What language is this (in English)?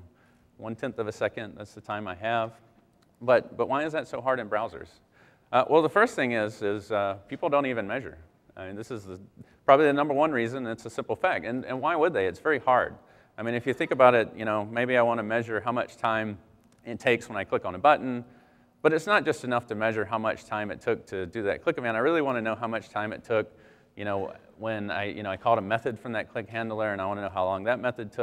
English